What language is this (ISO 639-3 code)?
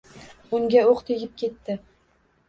uzb